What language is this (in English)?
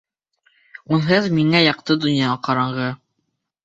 Bashkir